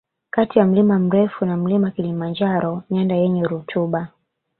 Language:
Swahili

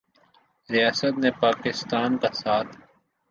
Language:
Urdu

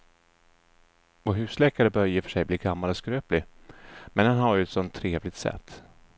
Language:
Swedish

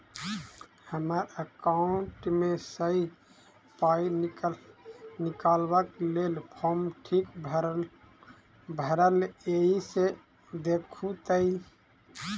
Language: Maithili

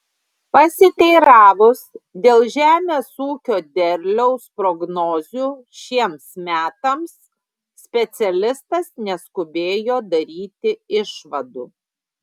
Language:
Lithuanian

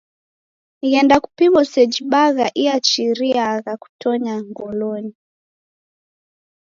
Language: Taita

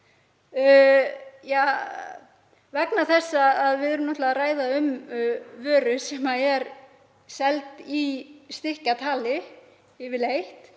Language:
Icelandic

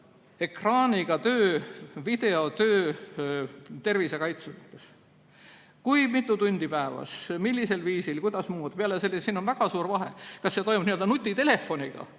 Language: Estonian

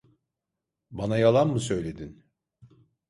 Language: Turkish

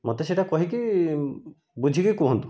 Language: Odia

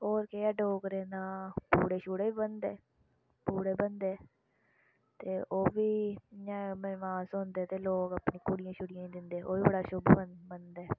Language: Dogri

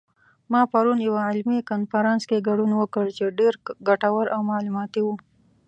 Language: Pashto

